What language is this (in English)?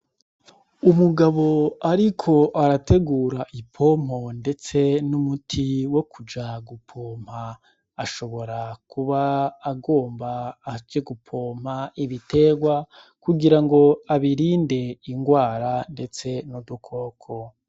Rundi